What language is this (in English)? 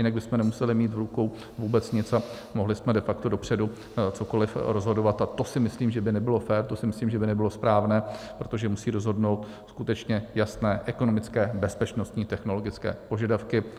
Czech